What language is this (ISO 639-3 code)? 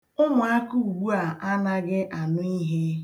ibo